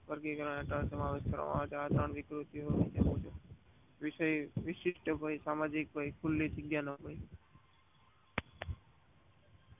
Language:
Gujarati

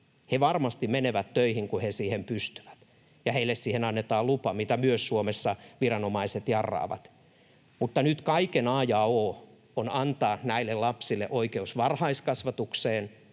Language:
Finnish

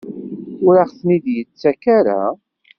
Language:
Kabyle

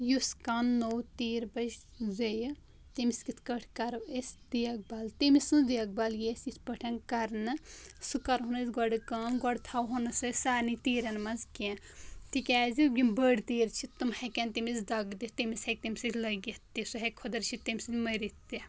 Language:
Kashmiri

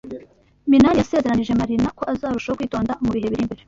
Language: Kinyarwanda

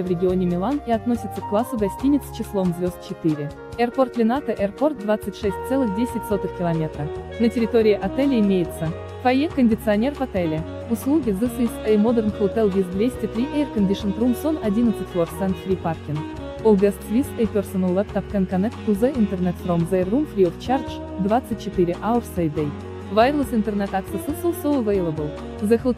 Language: Russian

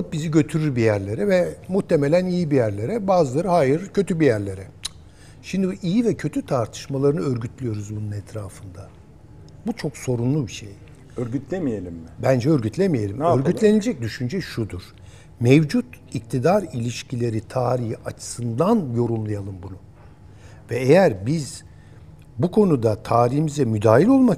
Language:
Turkish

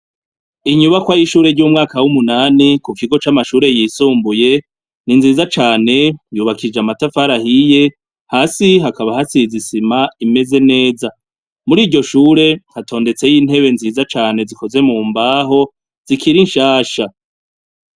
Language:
Rundi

